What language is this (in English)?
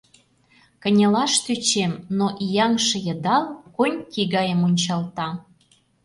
Mari